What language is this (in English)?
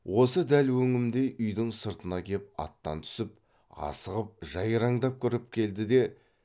Kazakh